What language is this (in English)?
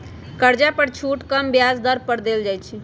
Magahi